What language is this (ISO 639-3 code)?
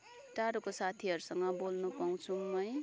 nep